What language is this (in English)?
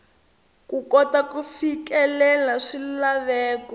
Tsonga